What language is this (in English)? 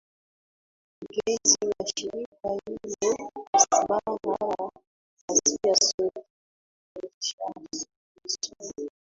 Swahili